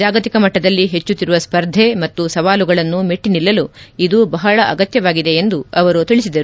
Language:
Kannada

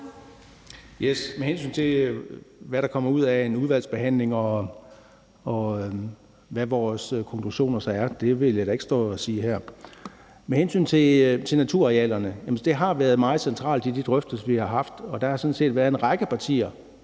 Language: Danish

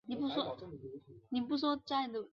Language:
Chinese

